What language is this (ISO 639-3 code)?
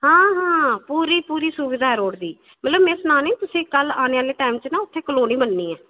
doi